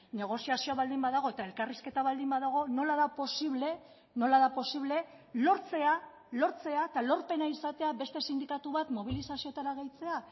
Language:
Basque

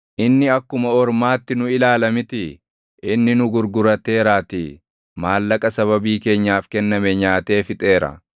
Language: Oromo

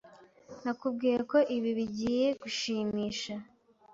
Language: Kinyarwanda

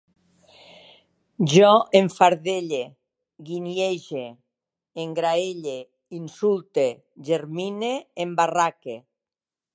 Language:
Catalan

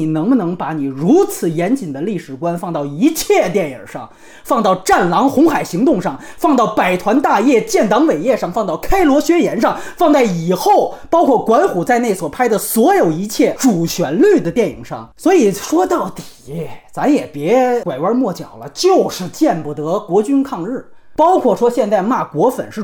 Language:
Chinese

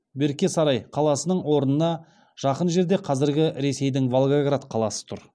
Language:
Kazakh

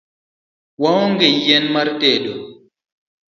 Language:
Luo (Kenya and Tanzania)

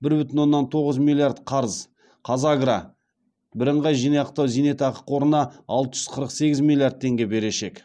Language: Kazakh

